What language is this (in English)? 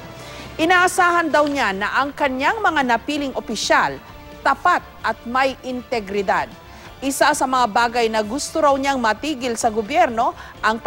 Filipino